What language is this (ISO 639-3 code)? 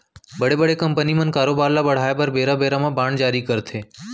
hne